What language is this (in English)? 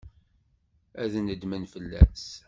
Kabyle